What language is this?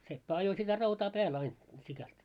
Finnish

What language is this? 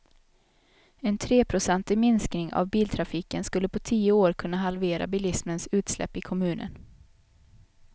Swedish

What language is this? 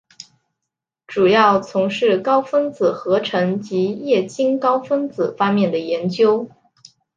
Chinese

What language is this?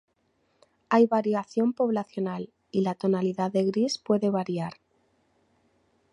Spanish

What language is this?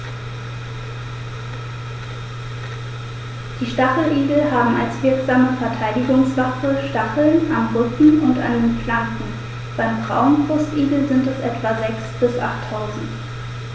German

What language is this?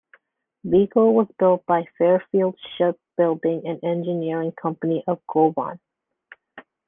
English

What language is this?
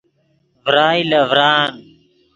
Yidgha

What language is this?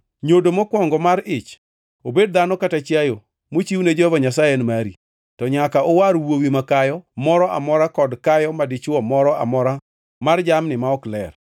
Luo (Kenya and Tanzania)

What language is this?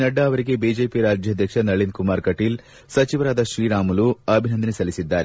Kannada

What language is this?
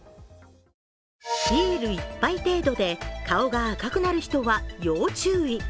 Japanese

